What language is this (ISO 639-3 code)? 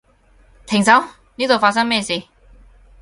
yue